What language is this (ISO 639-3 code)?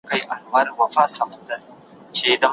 pus